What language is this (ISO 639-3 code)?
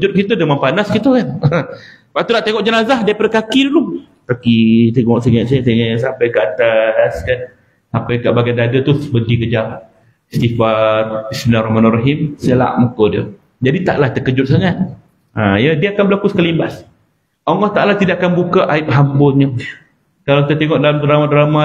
msa